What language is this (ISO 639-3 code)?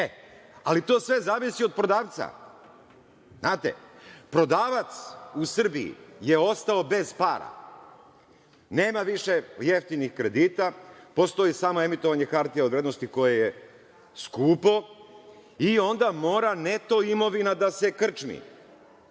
srp